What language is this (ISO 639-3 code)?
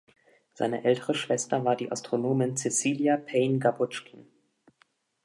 deu